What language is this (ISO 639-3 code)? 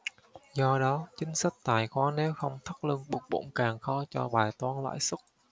vie